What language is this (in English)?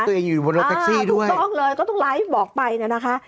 Thai